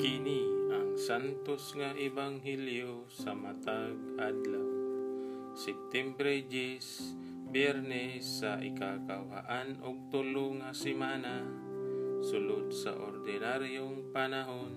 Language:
Filipino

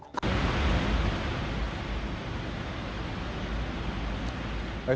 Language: Indonesian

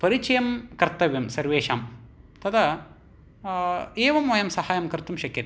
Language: Sanskrit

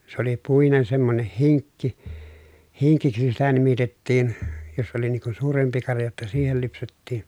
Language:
Finnish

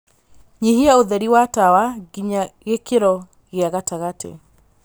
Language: Kikuyu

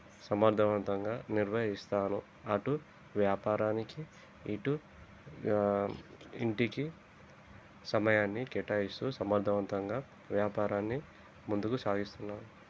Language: Telugu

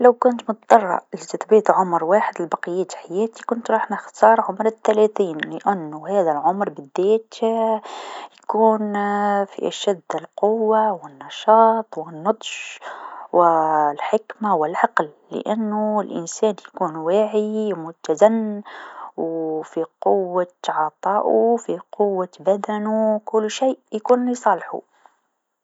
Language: Tunisian Arabic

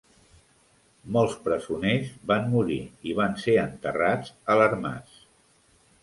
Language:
Catalan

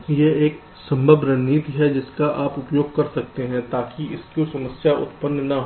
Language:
Hindi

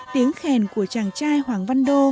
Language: Vietnamese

